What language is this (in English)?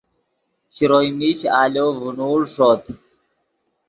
Yidgha